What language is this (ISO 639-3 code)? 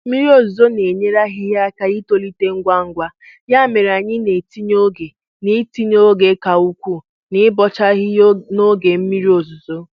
ibo